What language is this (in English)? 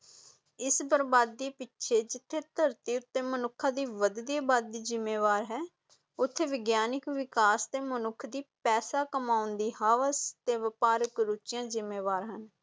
Punjabi